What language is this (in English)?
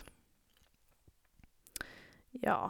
Norwegian